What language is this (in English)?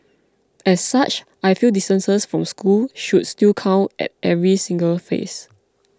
English